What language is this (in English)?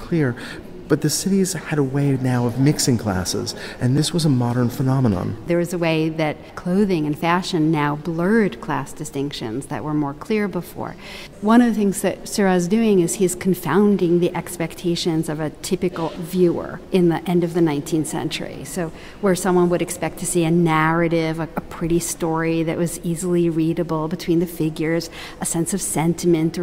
English